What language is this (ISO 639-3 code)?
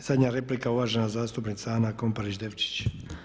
hrv